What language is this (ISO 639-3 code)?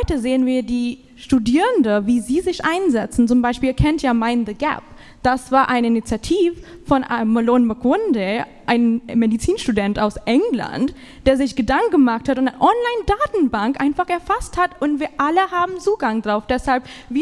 deu